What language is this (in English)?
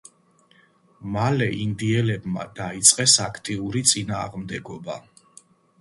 Georgian